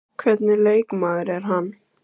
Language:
Icelandic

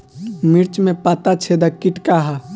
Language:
Bhojpuri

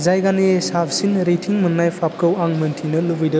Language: Bodo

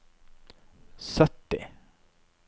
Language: Norwegian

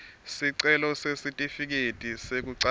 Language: Swati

